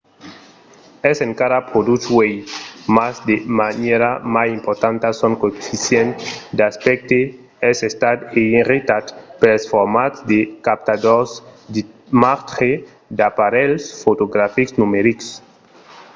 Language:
Occitan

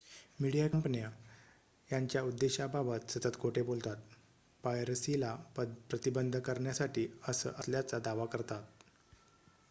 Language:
Marathi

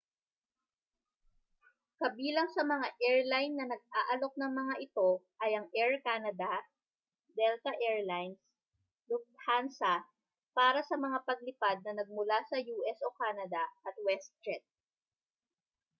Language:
Filipino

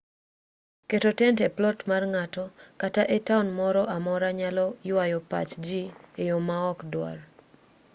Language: Luo (Kenya and Tanzania)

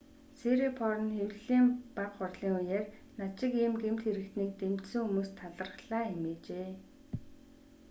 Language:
Mongolian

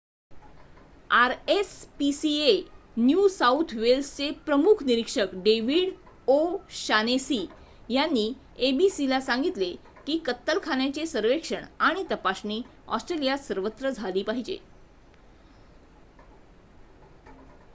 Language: Marathi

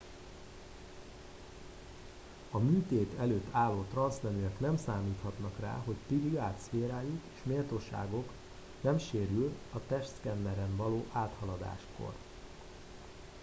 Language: Hungarian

